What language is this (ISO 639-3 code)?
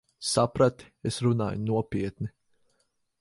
lav